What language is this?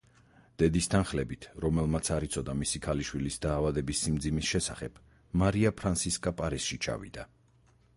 Georgian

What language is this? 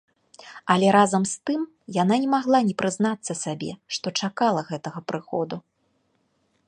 Belarusian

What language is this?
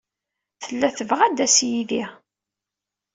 Kabyle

